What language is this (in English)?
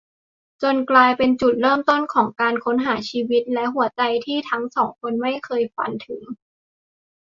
Thai